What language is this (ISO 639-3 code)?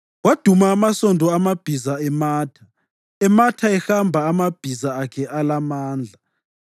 nde